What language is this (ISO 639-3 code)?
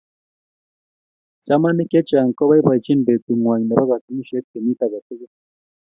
kln